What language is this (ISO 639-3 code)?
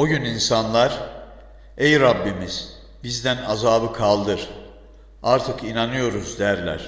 tur